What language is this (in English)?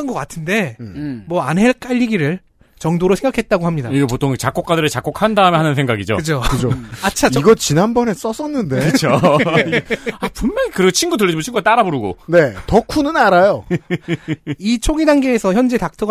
Korean